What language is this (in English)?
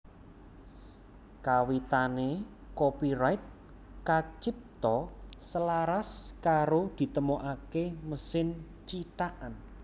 Javanese